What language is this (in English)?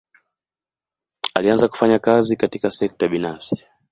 Swahili